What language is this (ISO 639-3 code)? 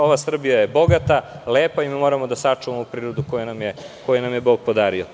srp